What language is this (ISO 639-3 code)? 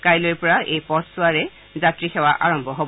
asm